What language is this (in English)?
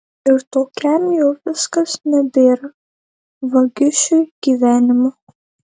Lithuanian